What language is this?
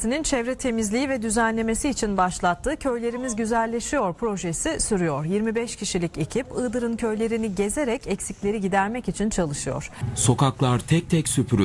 Turkish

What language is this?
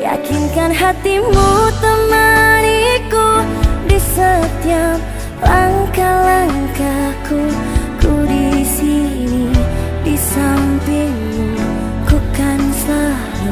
Indonesian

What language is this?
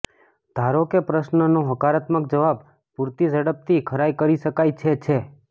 Gujarati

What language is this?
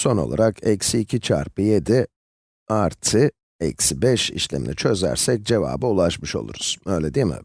Turkish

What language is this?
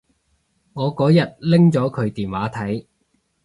Cantonese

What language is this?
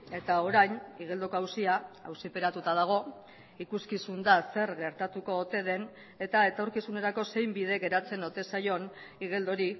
Basque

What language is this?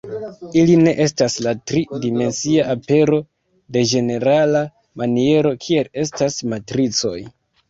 Esperanto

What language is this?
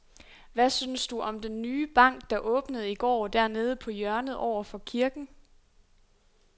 Danish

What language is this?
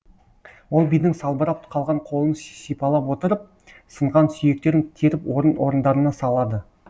Kazakh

